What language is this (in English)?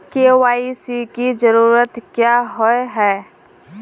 Magahi